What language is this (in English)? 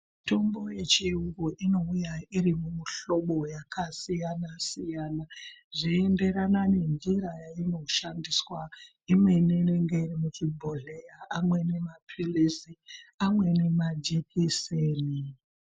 Ndau